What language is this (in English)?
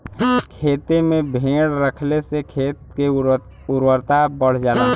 Bhojpuri